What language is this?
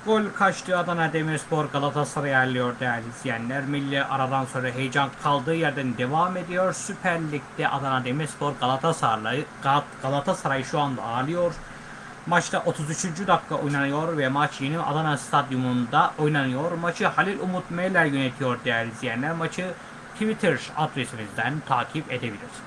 Turkish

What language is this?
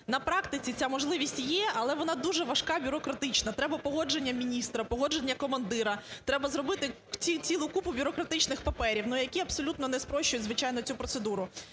Ukrainian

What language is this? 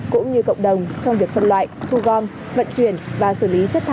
Vietnamese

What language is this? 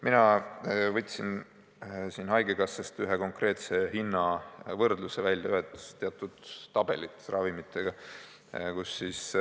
Estonian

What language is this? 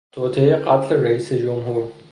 Persian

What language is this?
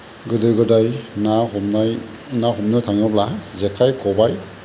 Bodo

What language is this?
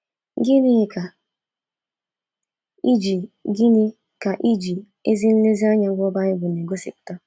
Igbo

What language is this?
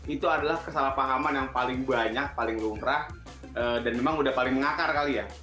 Indonesian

